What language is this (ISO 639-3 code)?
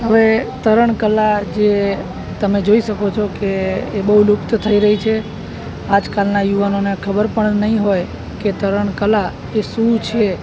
guj